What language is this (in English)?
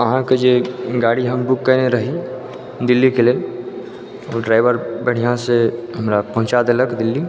Maithili